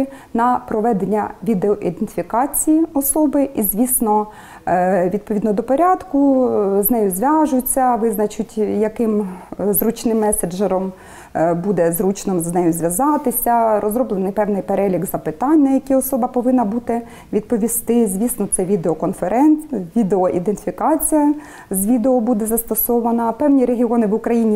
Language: Ukrainian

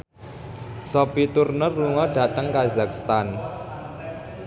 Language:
Javanese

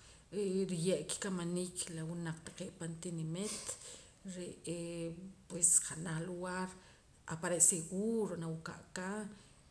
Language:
Poqomam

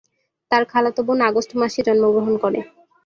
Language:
Bangla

